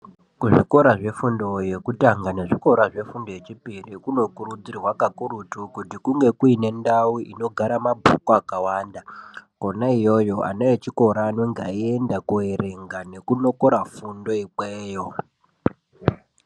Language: Ndau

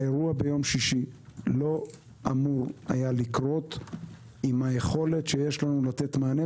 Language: Hebrew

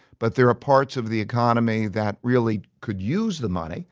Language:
English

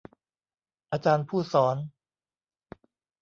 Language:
Thai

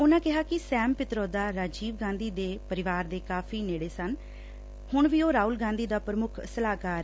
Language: Punjabi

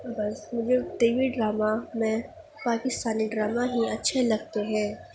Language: Urdu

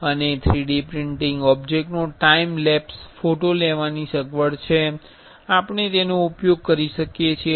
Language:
Gujarati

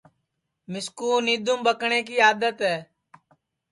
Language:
Sansi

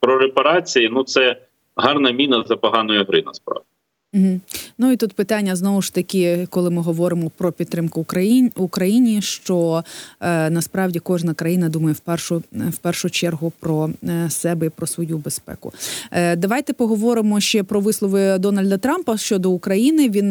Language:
Ukrainian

